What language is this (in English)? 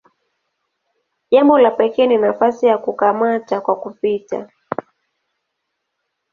Swahili